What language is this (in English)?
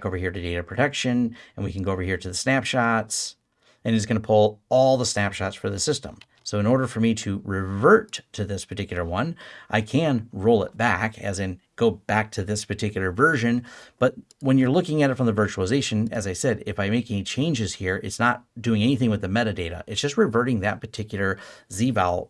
English